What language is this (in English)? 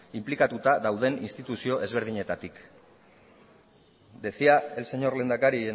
Basque